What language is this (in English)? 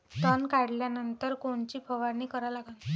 Marathi